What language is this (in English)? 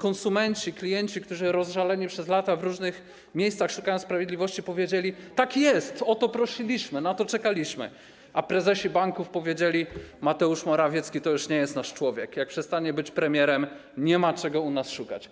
Polish